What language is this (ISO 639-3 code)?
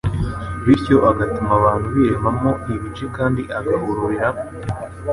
kin